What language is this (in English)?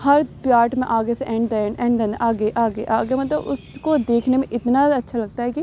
Urdu